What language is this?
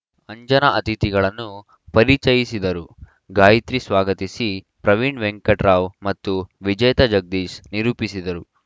Kannada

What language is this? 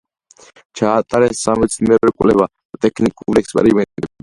Georgian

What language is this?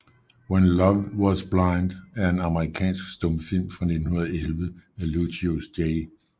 Danish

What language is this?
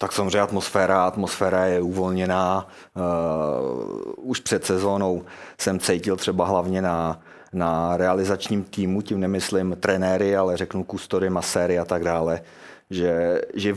Czech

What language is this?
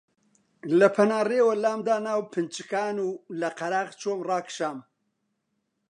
Central Kurdish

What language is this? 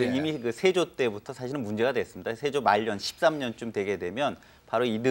Korean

